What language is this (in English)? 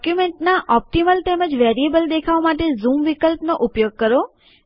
Gujarati